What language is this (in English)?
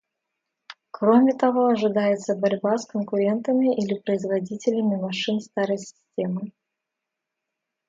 Russian